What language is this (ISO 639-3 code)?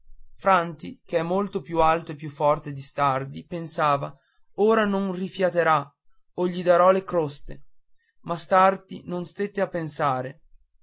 ita